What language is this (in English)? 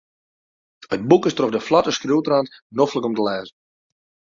Western Frisian